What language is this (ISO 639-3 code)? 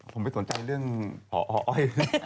tha